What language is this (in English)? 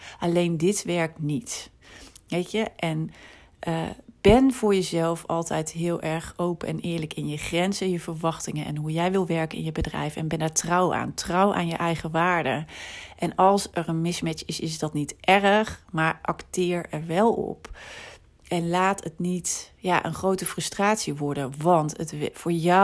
Dutch